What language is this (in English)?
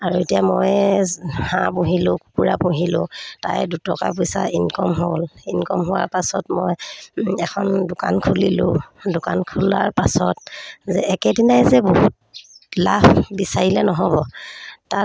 Assamese